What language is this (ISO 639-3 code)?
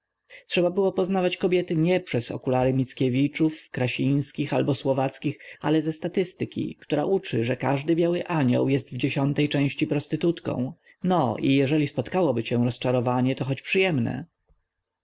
pol